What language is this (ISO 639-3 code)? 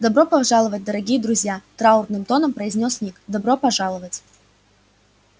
rus